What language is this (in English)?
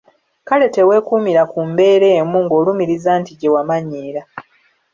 Ganda